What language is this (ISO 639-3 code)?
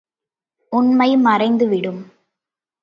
tam